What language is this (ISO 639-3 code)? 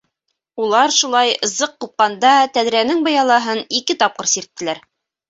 bak